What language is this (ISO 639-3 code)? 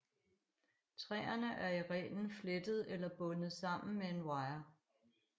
dan